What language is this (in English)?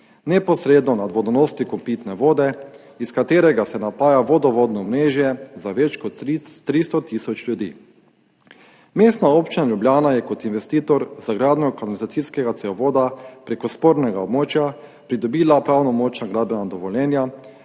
Slovenian